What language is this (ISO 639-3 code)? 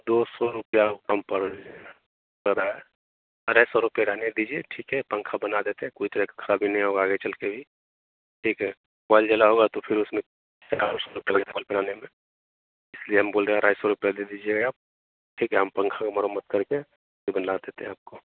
hin